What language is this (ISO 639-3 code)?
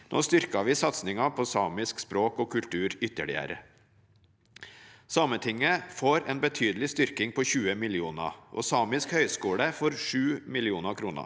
nor